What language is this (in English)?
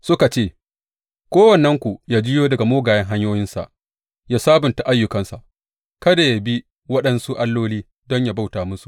Hausa